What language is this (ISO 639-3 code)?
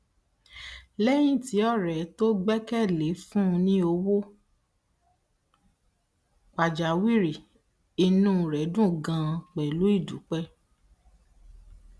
yor